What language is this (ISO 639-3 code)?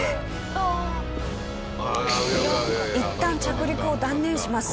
jpn